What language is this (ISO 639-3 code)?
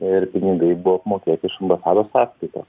lit